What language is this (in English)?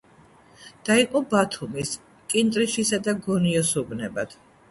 Georgian